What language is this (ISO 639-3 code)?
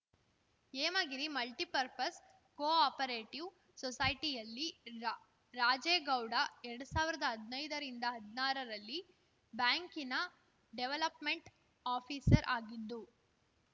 kan